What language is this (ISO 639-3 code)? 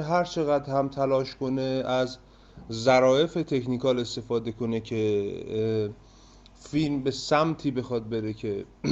fas